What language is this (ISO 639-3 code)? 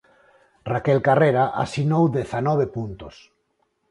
glg